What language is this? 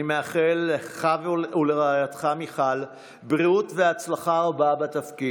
Hebrew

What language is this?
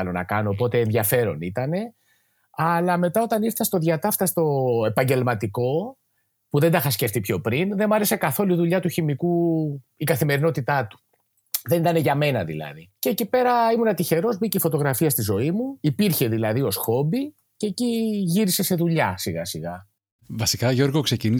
Greek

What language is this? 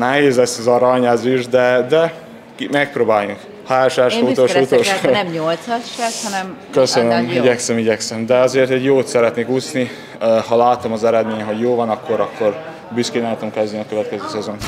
Hungarian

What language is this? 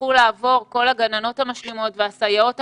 Hebrew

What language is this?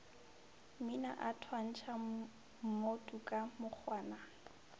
Northern Sotho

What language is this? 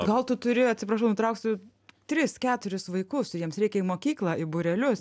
Lithuanian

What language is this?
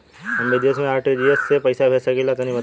Bhojpuri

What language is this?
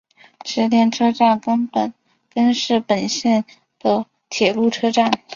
Chinese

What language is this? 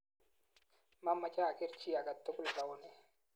Kalenjin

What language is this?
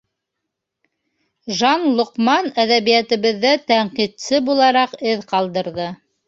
Bashkir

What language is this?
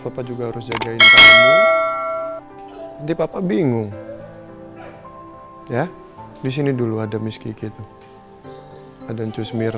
Indonesian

